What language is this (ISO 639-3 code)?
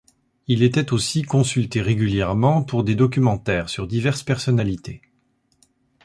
fra